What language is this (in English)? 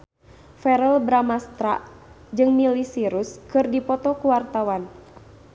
Sundanese